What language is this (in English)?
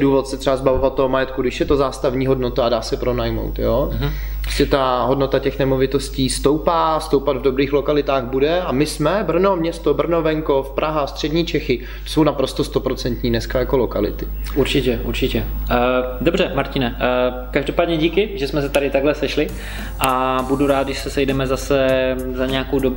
Czech